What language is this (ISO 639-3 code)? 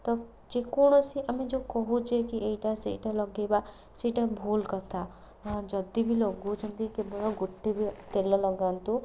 ori